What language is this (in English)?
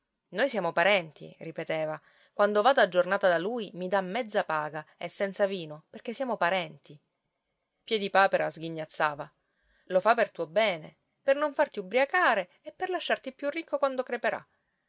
Italian